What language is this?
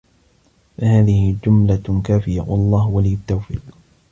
Arabic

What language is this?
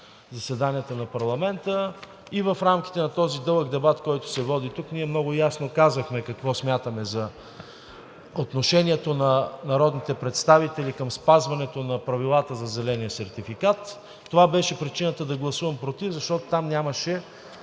Bulgarian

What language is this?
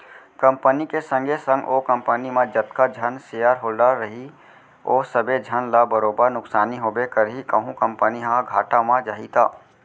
Chhattisgarhi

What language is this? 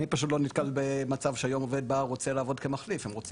Hebrew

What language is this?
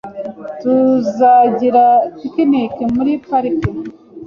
Kinyarwanda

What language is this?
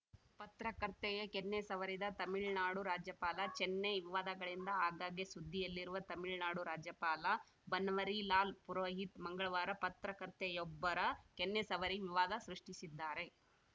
Kannada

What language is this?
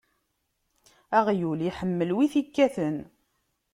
Kabyle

